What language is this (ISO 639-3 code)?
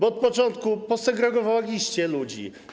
pol